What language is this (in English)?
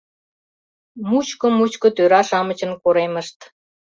Mari